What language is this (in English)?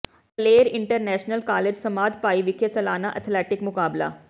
Punjabi